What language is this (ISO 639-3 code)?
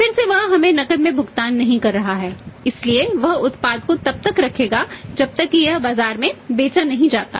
hin